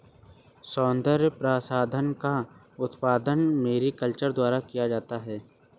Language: Hindi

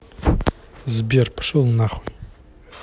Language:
Russian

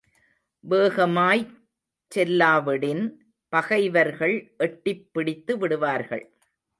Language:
Tamil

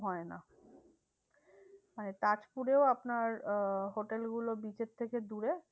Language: Bangla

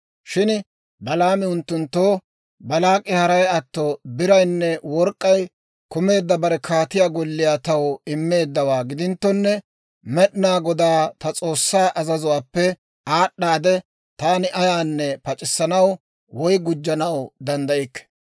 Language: Dawro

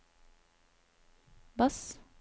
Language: Norwegian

